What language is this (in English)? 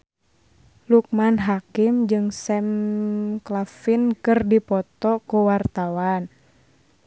Sundanese